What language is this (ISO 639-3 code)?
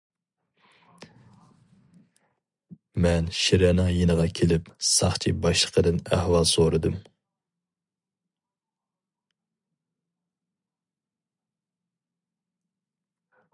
uig